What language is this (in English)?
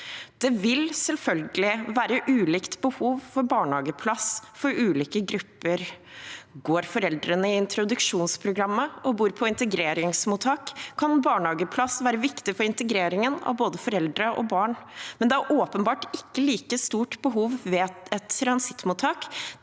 Norwegian